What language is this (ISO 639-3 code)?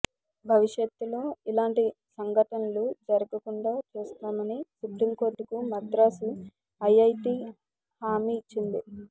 tel